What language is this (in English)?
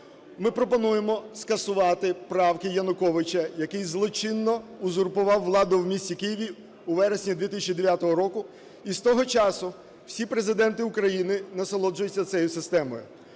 Ukrainian